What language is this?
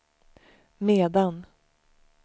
Swedish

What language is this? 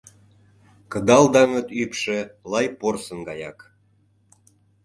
Mari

